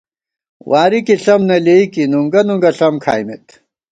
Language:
Gawar-Bati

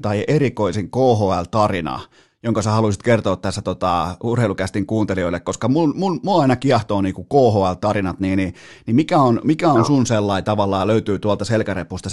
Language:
Finnish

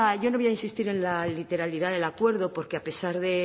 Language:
Spanish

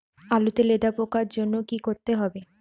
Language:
Bangla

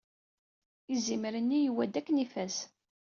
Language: Kabyle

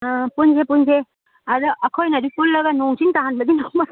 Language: Manipuri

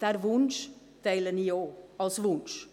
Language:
Swiss German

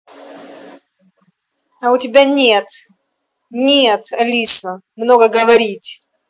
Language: Russian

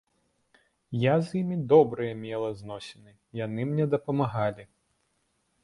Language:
Belarusian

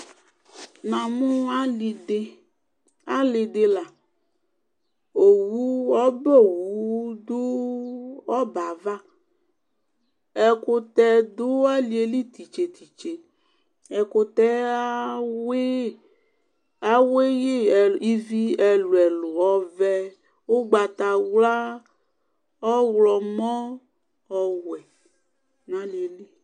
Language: Ikposo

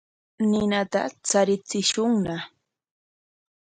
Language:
Corongo Ancash Quechua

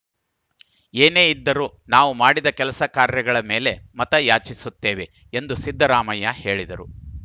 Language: Kannada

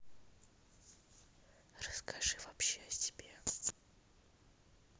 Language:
Russian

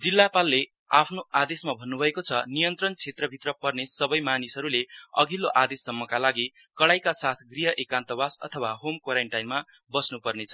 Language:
Nepali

